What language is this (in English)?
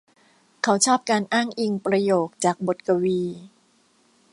Thai